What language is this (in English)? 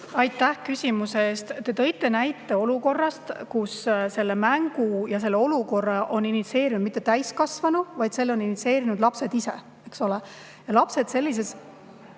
Estonian